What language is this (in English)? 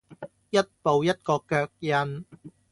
Cantonese